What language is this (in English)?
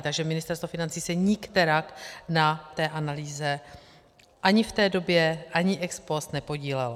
Czech